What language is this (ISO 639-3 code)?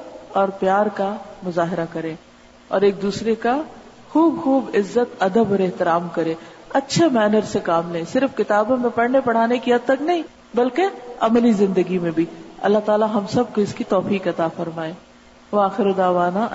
urd